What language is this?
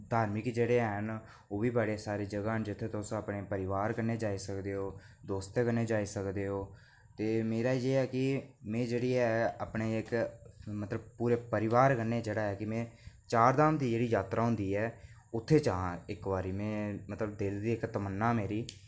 Dogri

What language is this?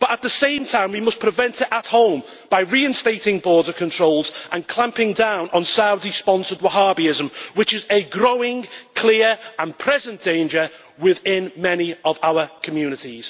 English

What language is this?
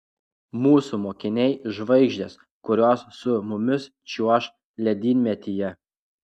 Lithuanian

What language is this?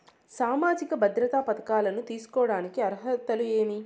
Telugu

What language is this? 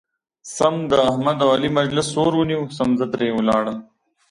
Pashto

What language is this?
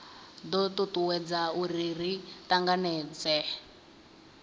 Venda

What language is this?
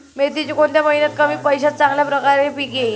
Marathi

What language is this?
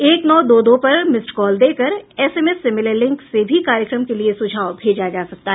Hindi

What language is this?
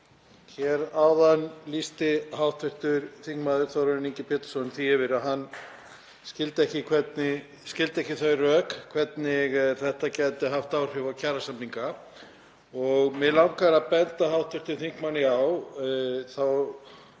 Icelandic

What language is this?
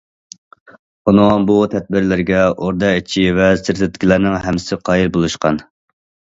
Uyghur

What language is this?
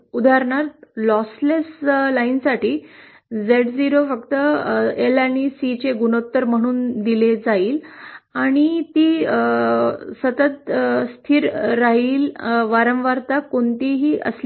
Marathi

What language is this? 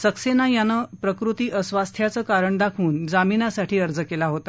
Marathi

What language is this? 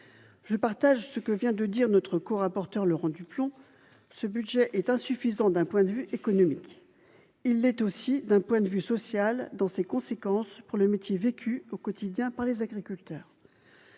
French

